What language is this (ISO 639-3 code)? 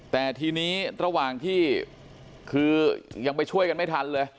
tha